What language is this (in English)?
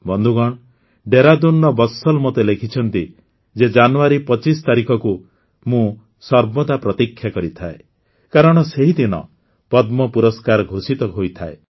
Odia